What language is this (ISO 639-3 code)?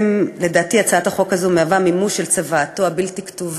heb